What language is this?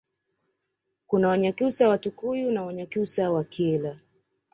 Swahili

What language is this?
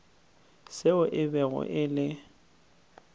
Northern Sotho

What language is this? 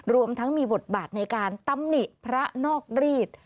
Thai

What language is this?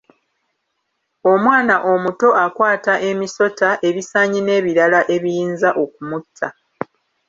Ganda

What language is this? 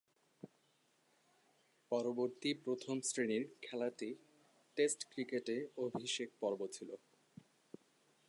Bangla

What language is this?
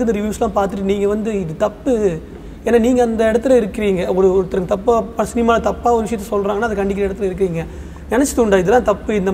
Tamil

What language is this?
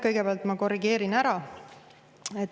Estonian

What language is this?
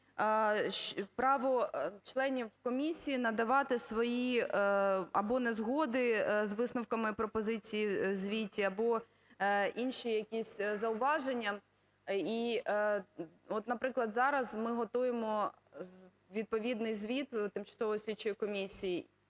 Ukrainian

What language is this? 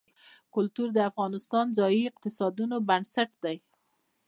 Pashto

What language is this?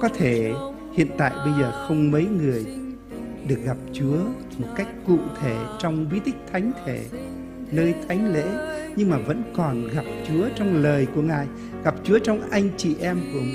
Vietnamese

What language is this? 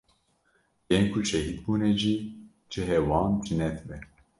Kurdish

